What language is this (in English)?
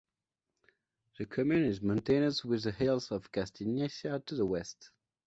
English